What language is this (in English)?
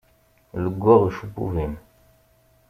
Kabyle